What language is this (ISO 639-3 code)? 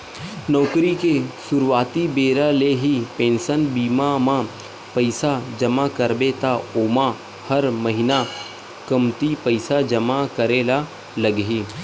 hne